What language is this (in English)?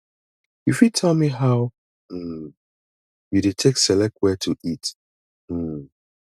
Nigerian Pidgin